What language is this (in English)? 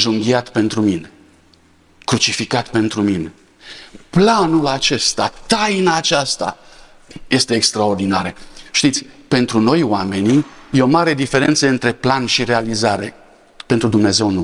Romanian